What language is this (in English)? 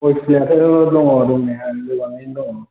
Bodo